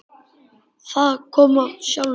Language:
Icelandic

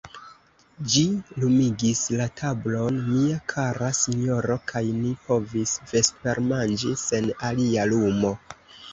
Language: Esperanto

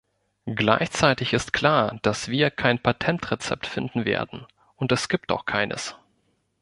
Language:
German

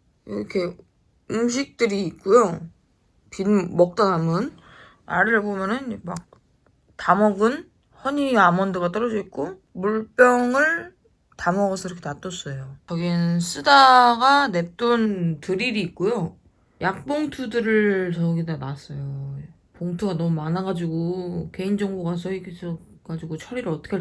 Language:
Korean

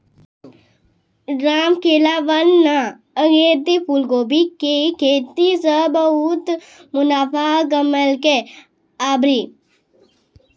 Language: Maithili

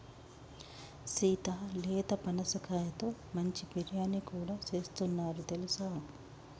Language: Telugu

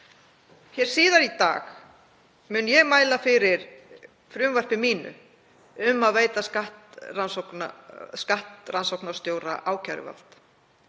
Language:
Icelandic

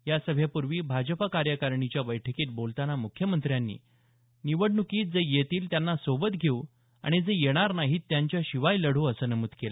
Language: Marathi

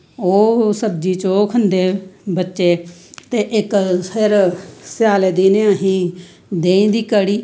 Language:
Dogri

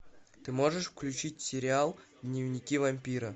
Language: Russian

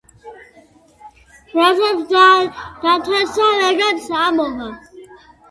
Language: Georgian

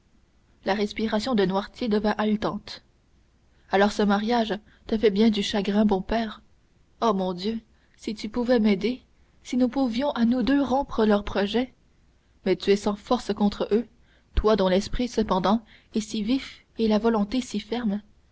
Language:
French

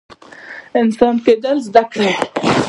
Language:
Pashto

